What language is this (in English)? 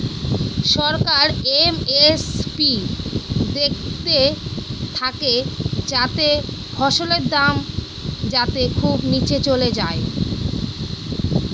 Bangla